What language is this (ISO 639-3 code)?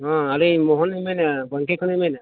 sat